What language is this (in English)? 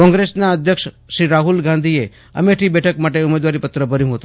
Gujarati